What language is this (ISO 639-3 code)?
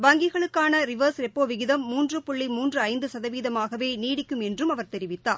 tam